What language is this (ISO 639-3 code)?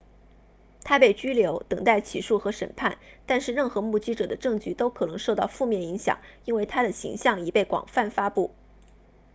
zho